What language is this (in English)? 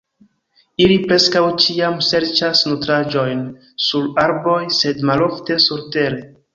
Esperanto